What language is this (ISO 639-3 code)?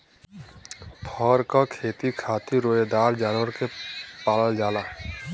bho